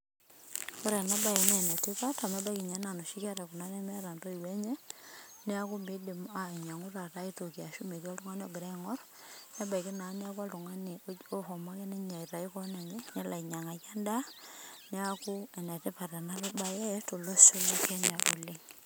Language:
Masai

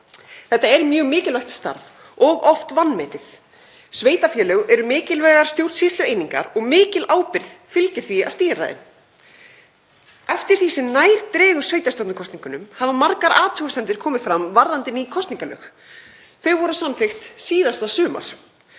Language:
Icelandic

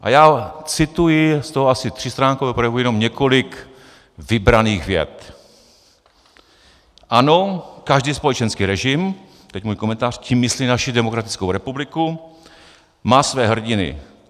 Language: Czech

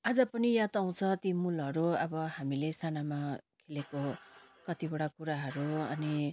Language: Nepali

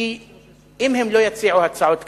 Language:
Hebrew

